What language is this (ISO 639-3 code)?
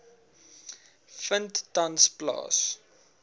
afr